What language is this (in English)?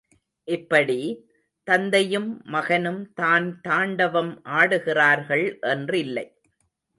Tamil